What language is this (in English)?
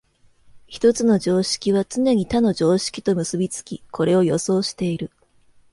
Japanese